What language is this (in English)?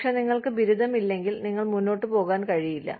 Malayalam